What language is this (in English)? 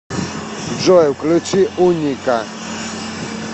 Russian